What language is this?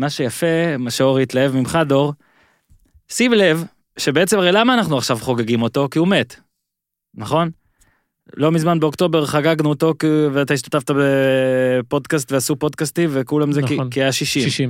Hebrew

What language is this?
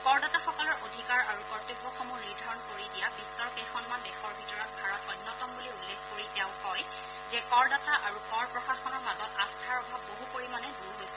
Assamese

